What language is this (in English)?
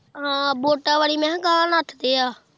Punjabi